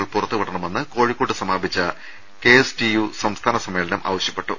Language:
Malayalam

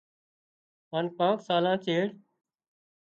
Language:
Wadiyara Koli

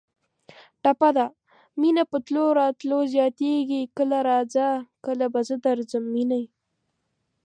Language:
Pashto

